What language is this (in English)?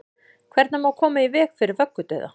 Icelandic